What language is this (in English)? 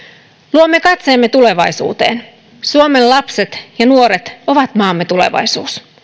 Finnish